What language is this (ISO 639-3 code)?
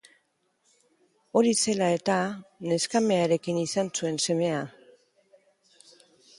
eus